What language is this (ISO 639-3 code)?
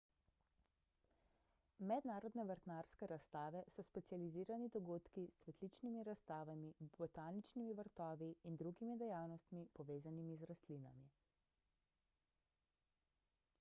slv